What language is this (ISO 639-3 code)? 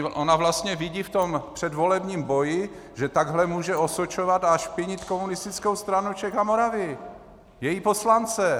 ces